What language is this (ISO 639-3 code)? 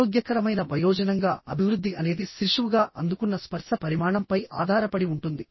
tel